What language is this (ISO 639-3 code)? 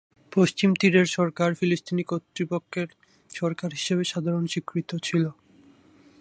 ben